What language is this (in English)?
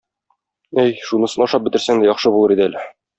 Tatar